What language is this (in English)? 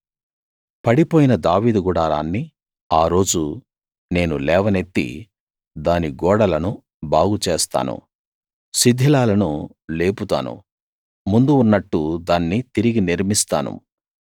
Telugu